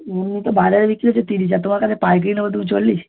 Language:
Bangla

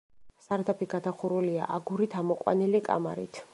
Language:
Georgian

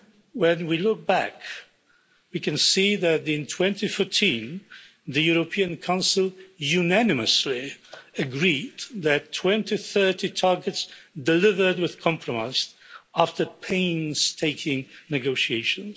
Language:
English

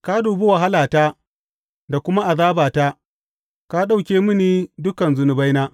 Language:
Hausa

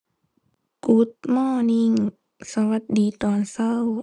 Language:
Thai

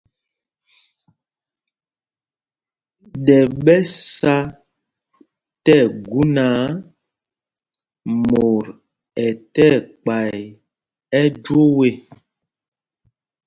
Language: Mpumpong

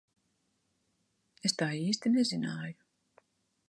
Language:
Latvian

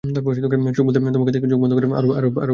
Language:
Bangla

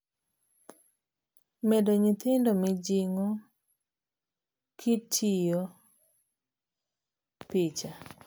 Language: Luo (Kenya and Tanzania)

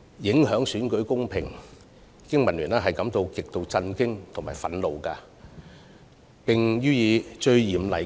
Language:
Cantonese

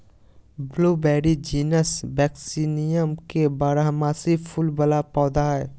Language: Magahi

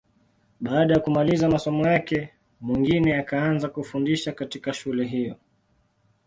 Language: Swahili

